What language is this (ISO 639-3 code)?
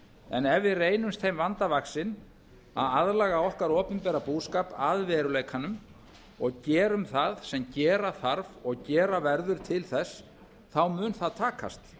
isl